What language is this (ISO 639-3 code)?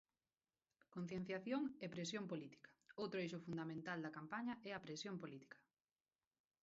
glg